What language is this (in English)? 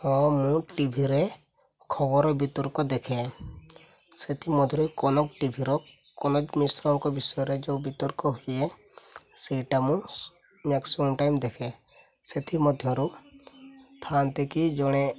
Odia